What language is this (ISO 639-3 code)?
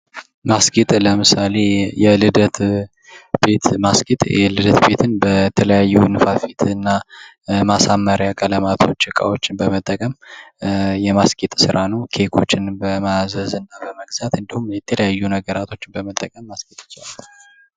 amh